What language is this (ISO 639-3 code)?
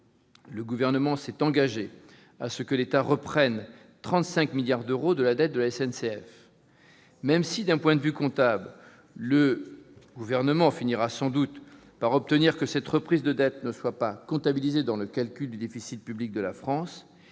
fra